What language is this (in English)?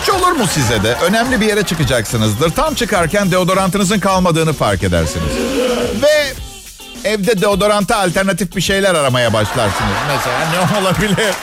Turkish